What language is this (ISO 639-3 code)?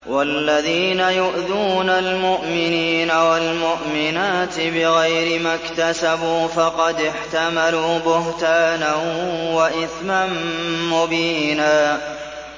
ara